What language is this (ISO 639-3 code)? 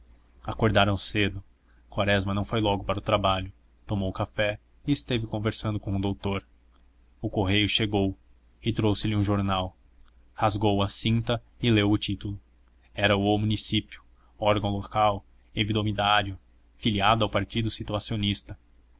por